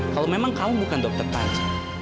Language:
Indonesian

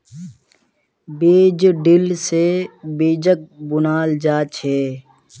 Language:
Magahi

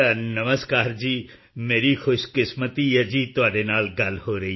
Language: Punjabi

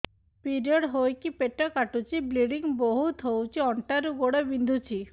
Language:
Odia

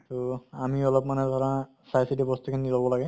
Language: Assamese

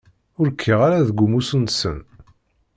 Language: Kabyle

